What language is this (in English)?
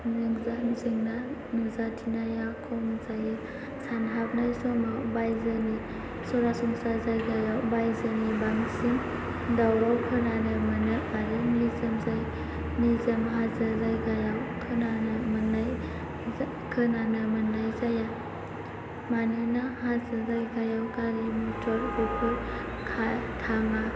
Bodo